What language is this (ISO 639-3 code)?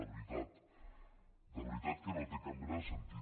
cat